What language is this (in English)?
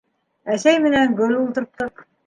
Bashkir